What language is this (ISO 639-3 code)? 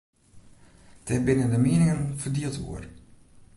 fry